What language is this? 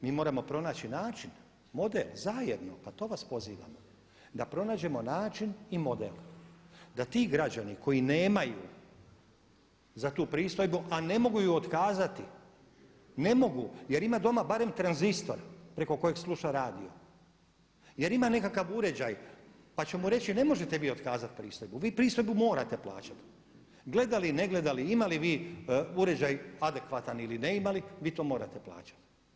Croatian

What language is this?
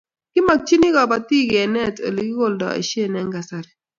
Kalenjin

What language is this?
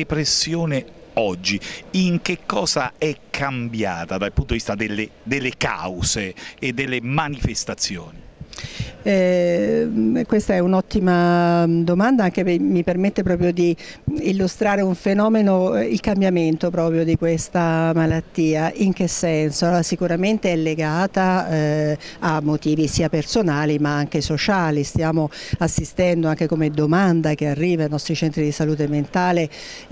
Italian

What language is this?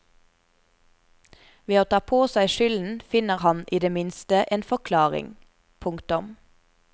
Norwegian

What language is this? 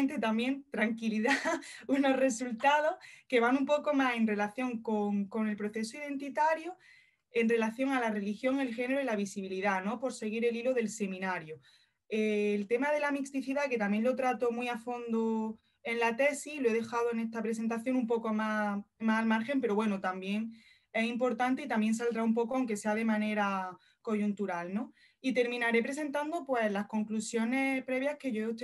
Spanish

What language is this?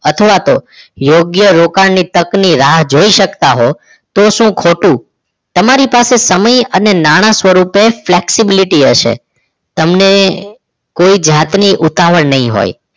Gujarati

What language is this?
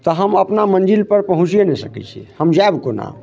Maithili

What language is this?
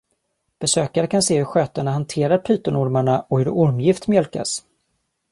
Swedish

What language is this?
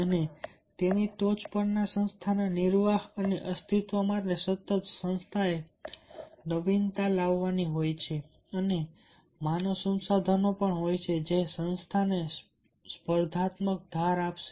Gujarati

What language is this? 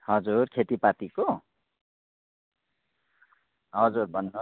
Nepali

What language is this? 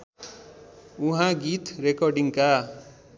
Nepali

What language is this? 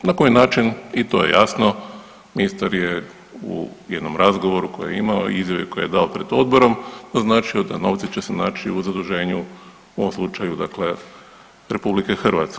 Croatian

